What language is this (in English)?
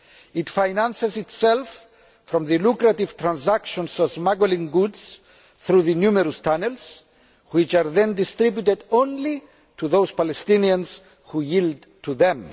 English